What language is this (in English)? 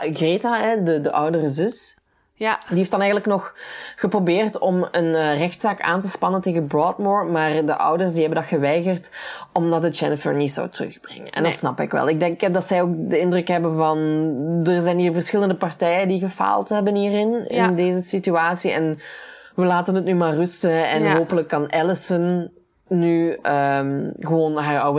Dutch